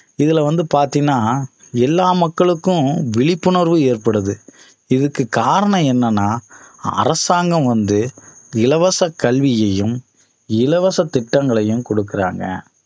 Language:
Tamil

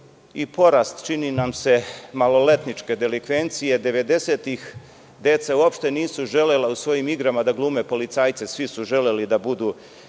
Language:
Serbian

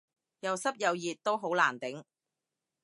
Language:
Cantonese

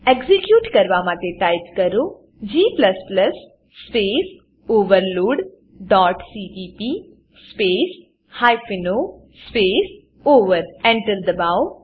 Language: Gujarati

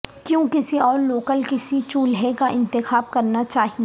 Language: Urdu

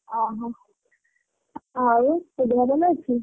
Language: Odia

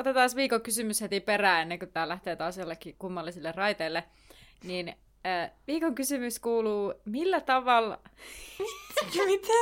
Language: Finnish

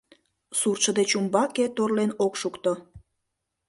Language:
Mari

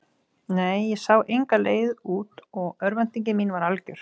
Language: Icelandic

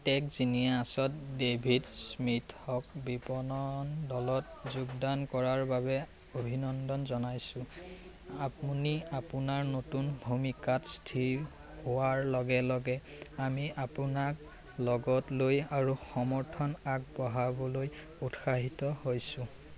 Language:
Assamese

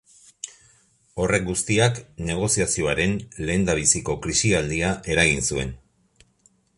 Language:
Basque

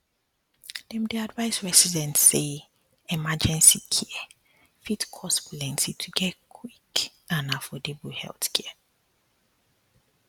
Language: Nigerian Pidgin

